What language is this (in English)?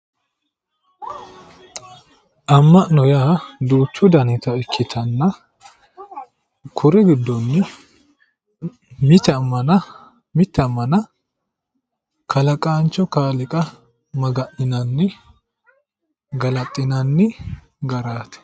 Sidamo